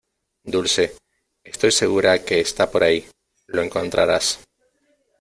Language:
Spanish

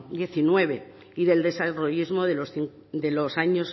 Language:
Spanish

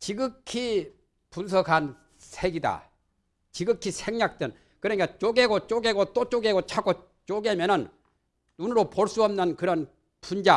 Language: Korean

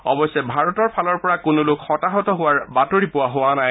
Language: Assamese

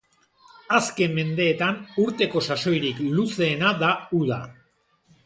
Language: Basque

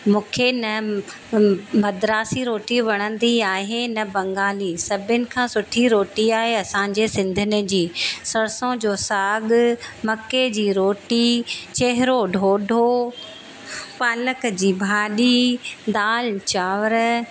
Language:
Sindhi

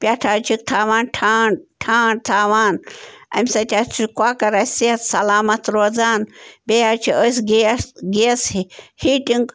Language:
Kashmiri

